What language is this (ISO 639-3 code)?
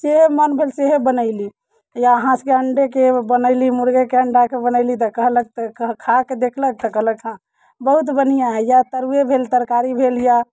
mai